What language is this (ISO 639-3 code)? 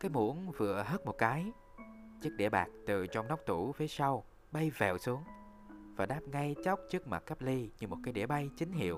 vie